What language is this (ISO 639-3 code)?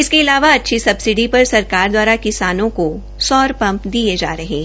hin